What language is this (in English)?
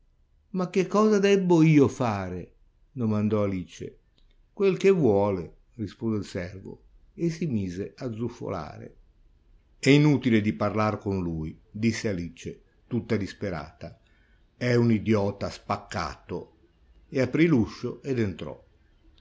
Italian